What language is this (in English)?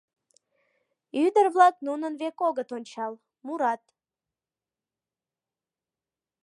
Mari